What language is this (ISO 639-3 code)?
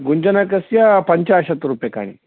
san